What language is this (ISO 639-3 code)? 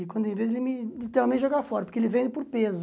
por